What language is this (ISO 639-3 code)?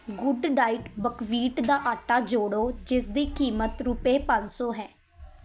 pan